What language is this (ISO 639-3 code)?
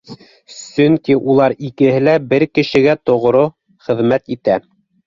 bak